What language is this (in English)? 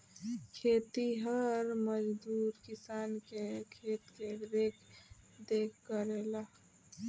Bhojpuri